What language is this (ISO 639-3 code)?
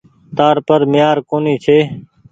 gig